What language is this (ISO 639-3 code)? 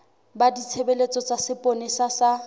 sot